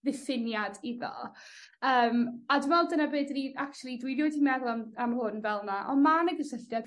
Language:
Welsh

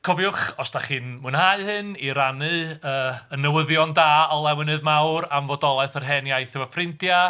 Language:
Welsh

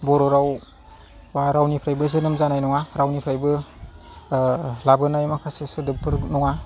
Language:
Bodo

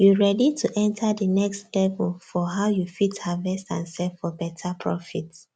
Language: Nigerian Pidgin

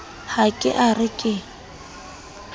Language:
Southern Sotho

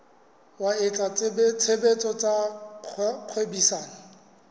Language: Southern Sotho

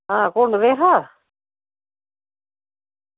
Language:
Dogri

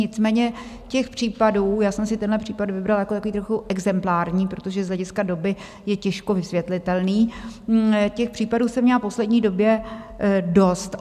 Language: Czech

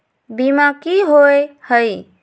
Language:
Magahi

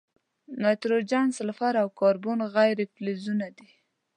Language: Pashto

